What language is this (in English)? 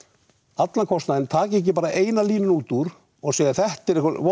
Icelandic